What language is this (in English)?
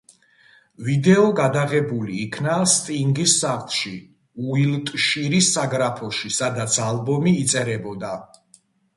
Georgian